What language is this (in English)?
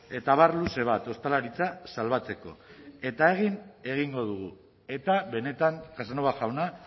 Basque